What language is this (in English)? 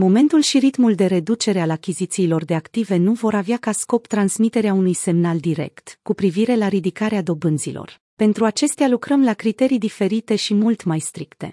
Romanian